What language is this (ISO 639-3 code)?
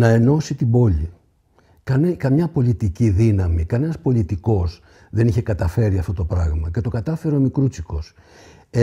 ell